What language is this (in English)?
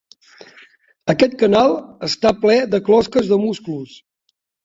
Catalan